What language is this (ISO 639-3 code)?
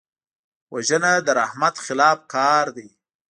pus